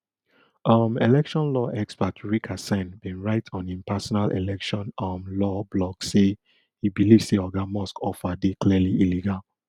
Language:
Nigerian Pidgin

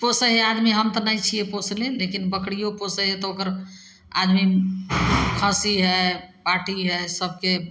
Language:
Maithili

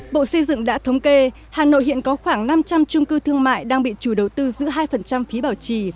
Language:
Vietnamese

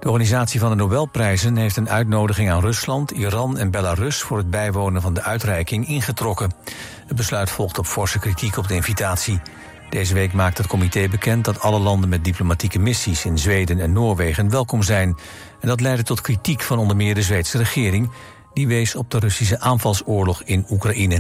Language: Dutch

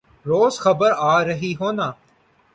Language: Urdu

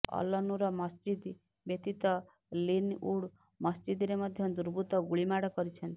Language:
Odia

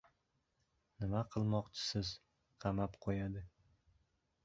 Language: Uzbek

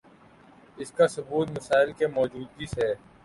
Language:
Urdu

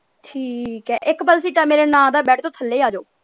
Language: Punjabi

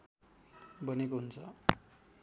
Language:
Nepali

